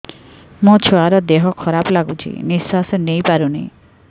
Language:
Odia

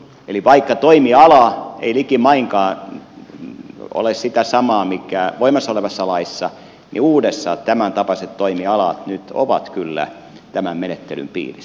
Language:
Finnish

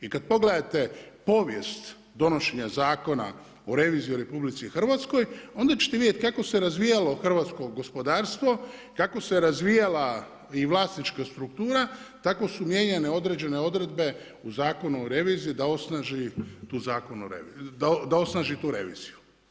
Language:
Croatian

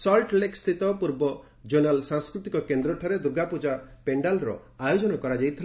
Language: Odia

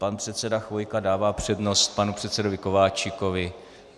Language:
Czech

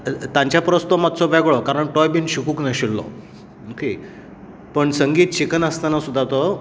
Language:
Konkani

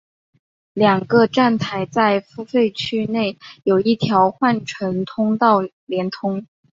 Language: Chinese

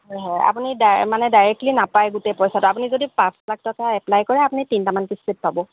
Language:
Assamese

